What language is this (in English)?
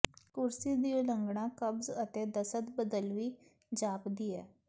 Punjabi